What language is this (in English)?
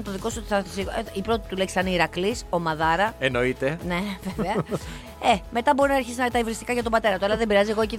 Greek